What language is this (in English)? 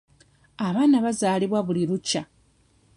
Ganda